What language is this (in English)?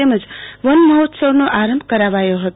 Gujarati